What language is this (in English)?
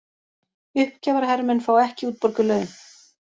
Icelandic